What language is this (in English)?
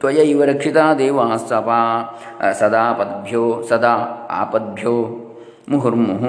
Kannada